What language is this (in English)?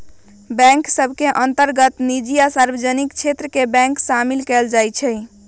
Magahi